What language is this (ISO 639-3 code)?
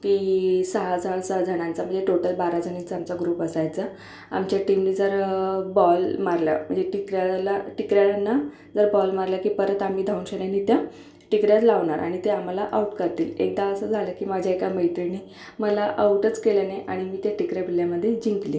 mar